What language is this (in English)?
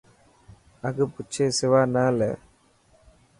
Dhatki